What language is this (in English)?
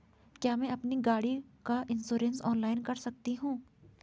Hindi